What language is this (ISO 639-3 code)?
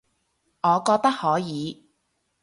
yue